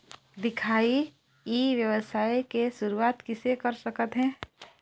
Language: Chhattisgarhi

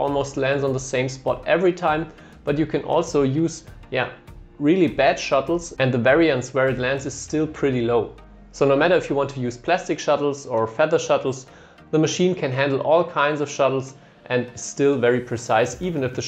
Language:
English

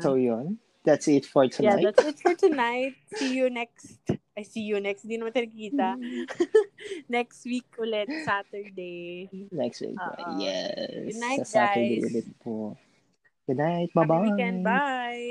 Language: Filipino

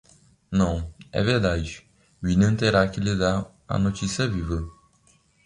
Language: Portuguese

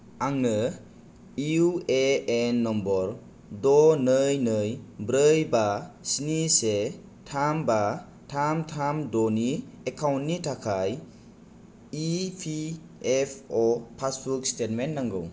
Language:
Bodo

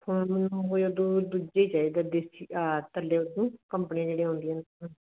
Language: Punjabi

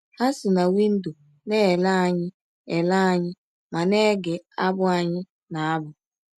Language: Igbo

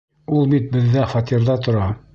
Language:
Bashkir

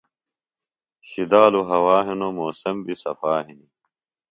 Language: Phalura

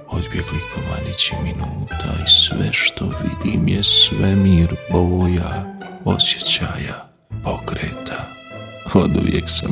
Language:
Croatian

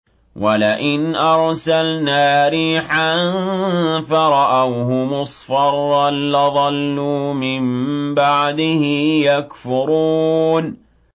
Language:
Arabic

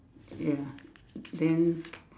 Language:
English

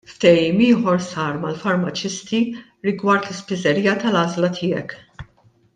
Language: Maltese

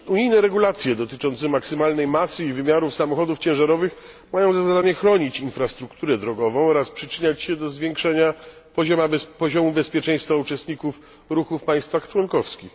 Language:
Polish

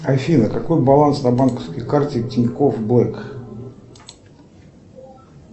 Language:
Russian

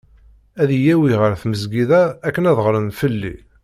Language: Kabyle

